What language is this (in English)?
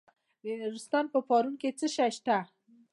Pashto